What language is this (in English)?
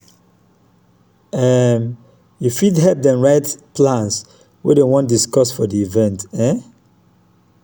Nigerian Pidgin